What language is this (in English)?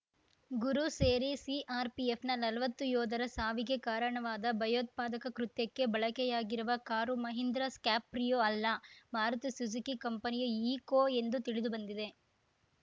Kannada